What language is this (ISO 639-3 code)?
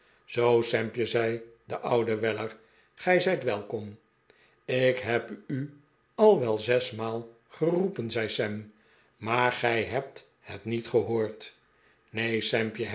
nld